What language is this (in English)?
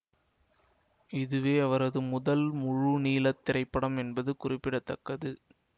Tamil